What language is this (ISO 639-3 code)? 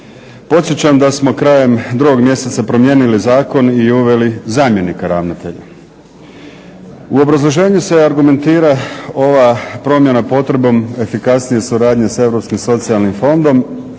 hrv